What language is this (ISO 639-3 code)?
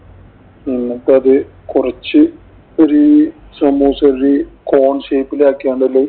mal